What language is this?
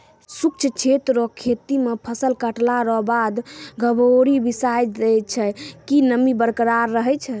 Maithili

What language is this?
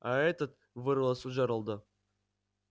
Russian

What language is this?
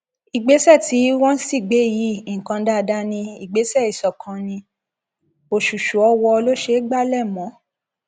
Yoruba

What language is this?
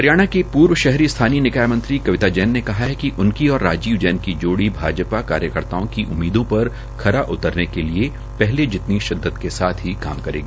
Hindi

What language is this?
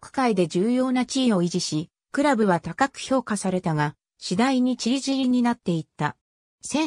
Japanese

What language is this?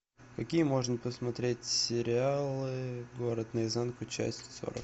Russian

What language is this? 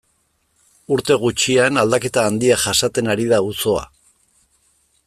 Basque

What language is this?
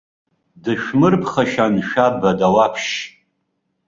Abkhazian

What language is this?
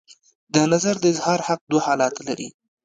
Pashto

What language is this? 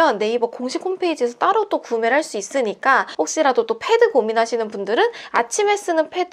Korean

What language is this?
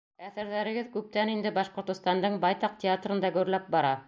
Bashkir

